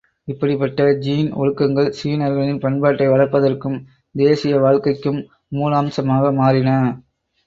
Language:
Tamil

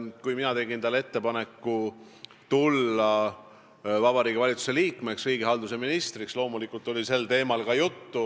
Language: Estonian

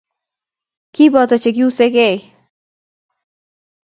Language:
Kalenjin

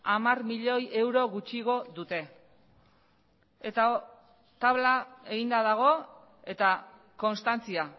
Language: Basque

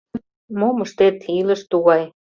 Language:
Mari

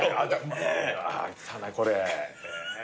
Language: Japanese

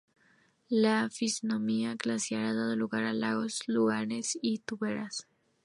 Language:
Spanish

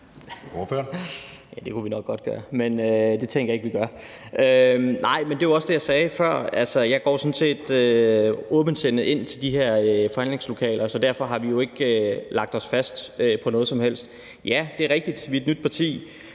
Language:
Danish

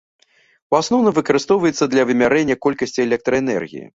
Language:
Belarusian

